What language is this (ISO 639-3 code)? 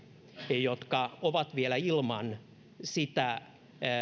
fin